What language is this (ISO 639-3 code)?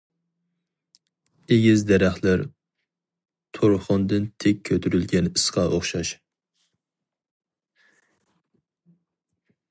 uig